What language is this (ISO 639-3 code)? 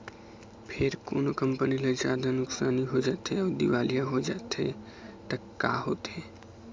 hne